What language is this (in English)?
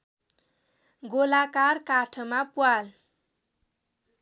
Nepali